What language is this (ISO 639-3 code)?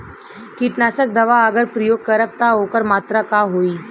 bho